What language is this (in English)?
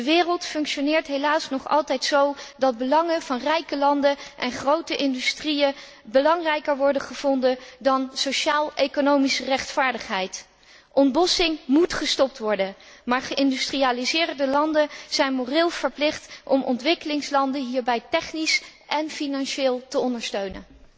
Dutch